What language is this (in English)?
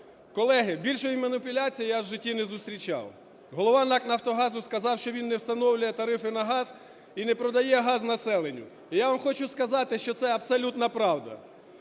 Ukrainian